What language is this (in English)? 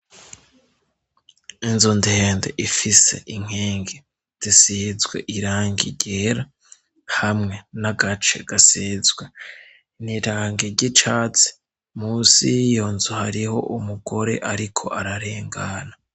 Rundi